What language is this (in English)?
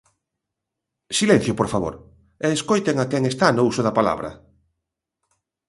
Galician